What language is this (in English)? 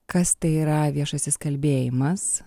Lithuanian